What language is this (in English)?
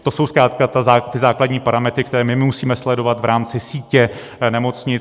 Czech